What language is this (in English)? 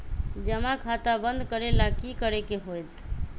Magahi